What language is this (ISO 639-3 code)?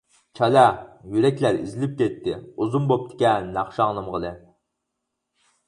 uig